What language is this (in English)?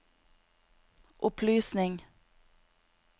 Norwegian